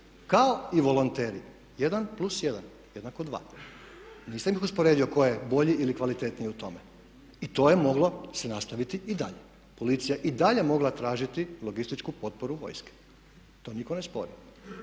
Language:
Croatian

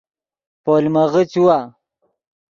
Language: Yidgha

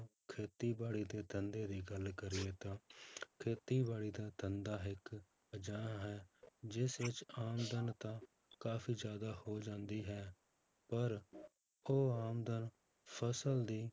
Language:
Punjabi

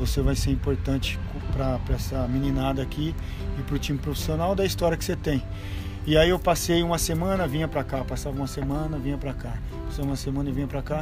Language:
Portuguese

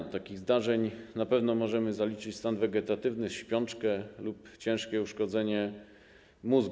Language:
Polish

